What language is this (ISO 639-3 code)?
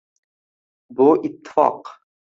uzb